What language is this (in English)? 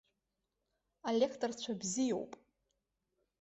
Abkhazian